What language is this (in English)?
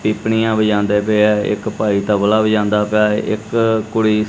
Punjabi